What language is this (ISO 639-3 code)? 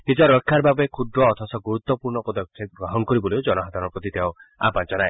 asm